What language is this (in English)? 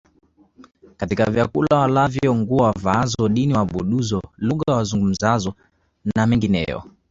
Swahili